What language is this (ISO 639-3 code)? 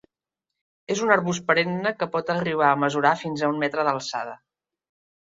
cat